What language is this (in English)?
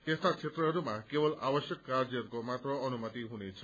Nepali